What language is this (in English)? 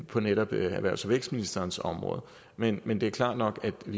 Danish